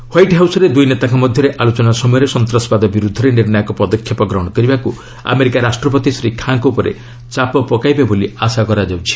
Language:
Odia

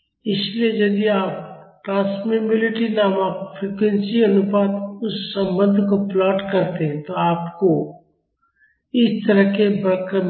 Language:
Hindi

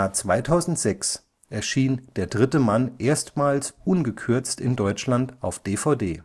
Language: German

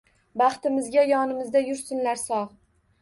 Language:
Uzbek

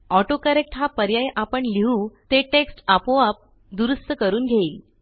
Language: Marathi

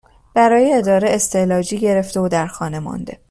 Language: Persian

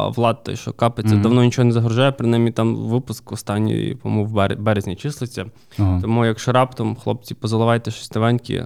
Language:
Ukrainian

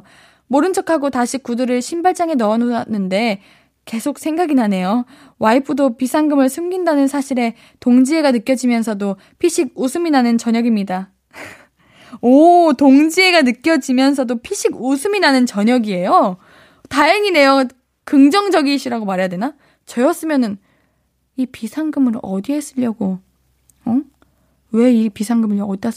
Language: Korean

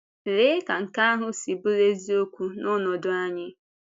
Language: Igbo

